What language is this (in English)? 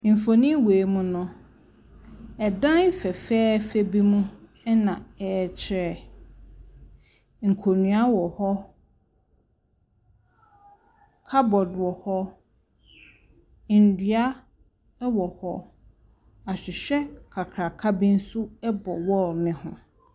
Akan